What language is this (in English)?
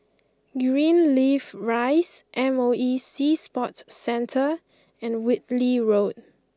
English